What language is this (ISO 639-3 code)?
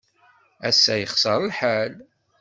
kab